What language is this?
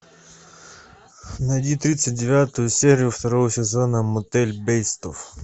Russian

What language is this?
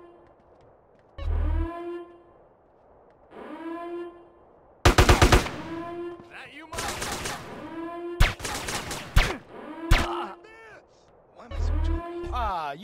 Turkish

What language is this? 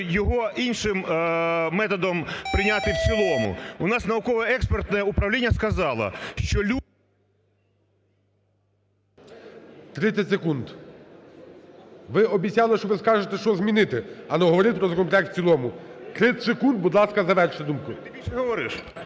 Ukrainian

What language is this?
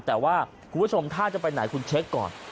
Thai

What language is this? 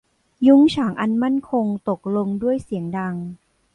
Thai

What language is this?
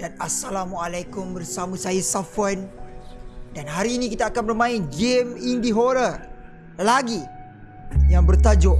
Malay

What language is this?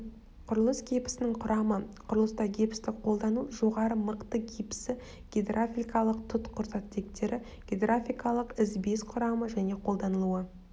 Kazakh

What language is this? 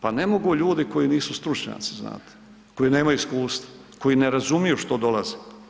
Croatian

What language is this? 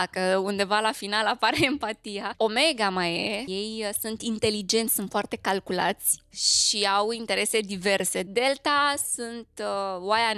Romanian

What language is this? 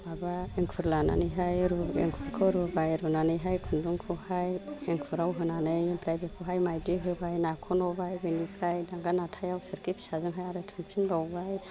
Bodo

